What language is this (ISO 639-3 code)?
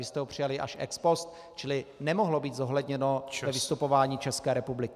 ces